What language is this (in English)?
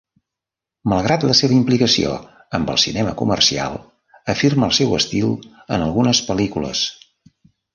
Catalan